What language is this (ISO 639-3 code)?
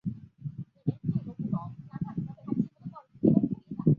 zho